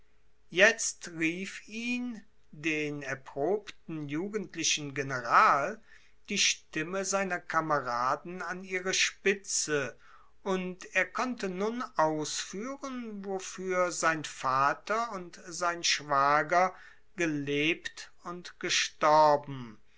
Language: German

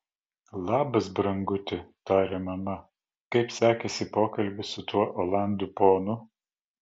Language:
Lithuanian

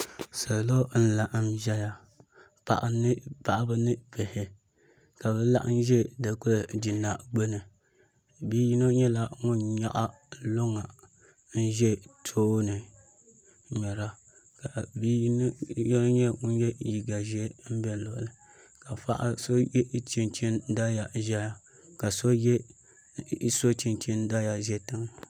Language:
Dagbani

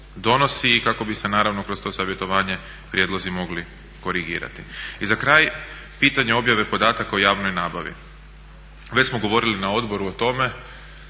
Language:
Croatian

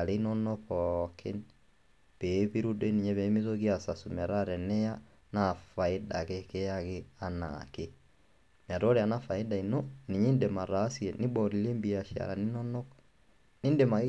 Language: Masai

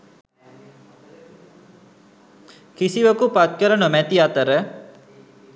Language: Sinhala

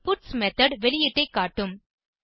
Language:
Tamil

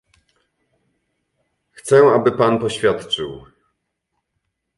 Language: Polish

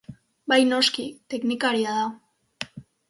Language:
Basque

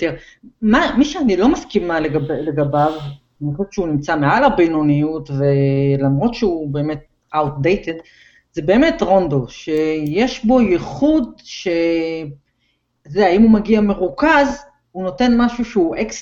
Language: Hebrew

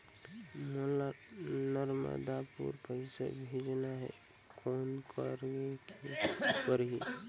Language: Chhattisgarhi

